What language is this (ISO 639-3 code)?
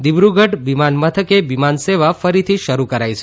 guj